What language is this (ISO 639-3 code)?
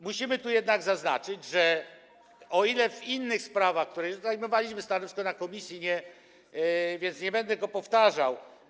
pol